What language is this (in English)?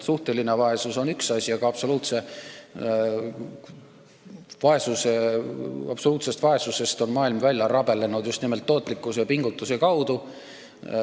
Estonian